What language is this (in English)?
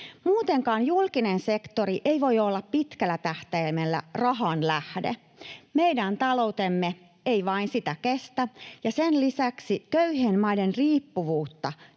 Finnish